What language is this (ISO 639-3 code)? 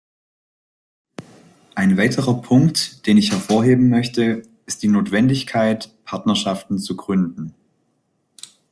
deu